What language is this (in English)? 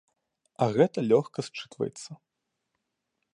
Belarusian